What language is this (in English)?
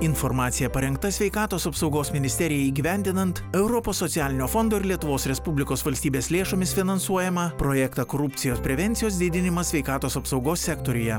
Lithuanian